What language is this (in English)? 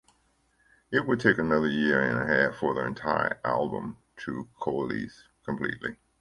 English